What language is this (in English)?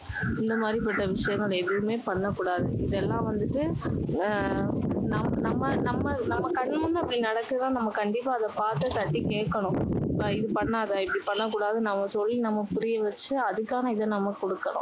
Tamil